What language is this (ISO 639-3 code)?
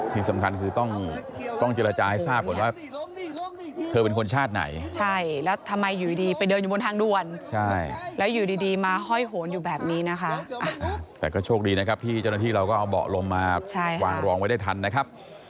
tha